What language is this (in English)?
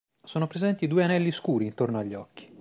Italian